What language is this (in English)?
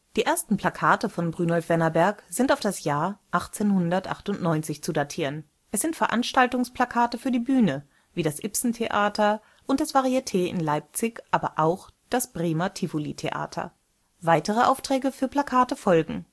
German